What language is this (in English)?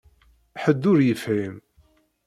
Kabyle